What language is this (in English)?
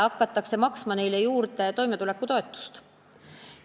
Estonian